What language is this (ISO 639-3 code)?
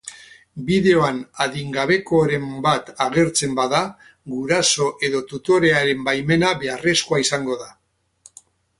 eus